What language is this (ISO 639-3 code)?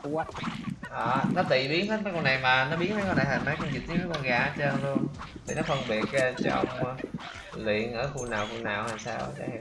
vie